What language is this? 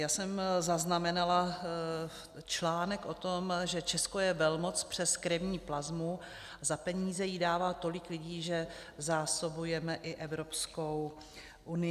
Czech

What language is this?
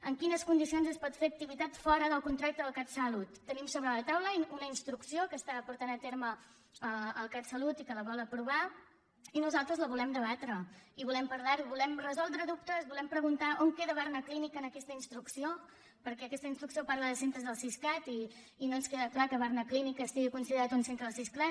Catalan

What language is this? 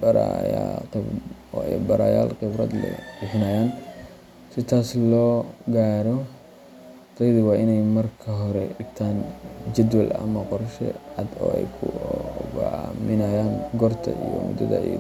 Somali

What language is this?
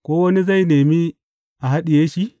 Hausa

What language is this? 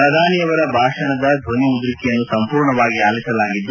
Kannada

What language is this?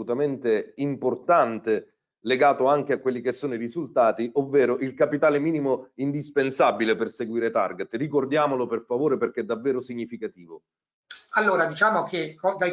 Italian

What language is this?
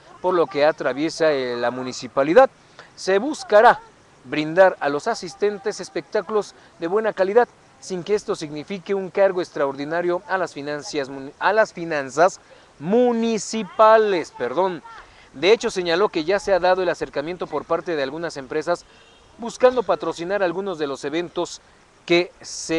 Spanish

